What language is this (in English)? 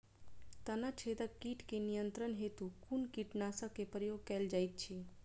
Maithili